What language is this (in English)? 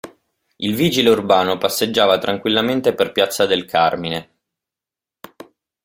Italian